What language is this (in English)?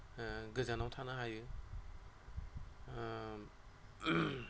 Bodo